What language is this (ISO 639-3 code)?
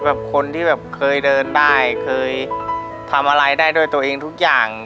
tha